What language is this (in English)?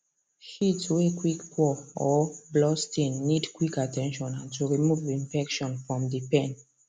Nigerian Pidgin